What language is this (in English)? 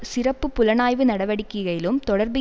Tamil